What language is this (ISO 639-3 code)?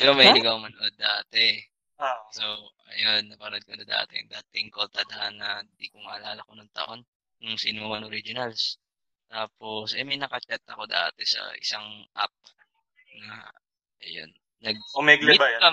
fil